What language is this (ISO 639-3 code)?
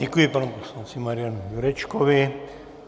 ces